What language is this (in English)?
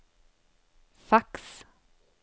Swedish